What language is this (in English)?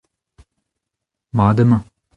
Breton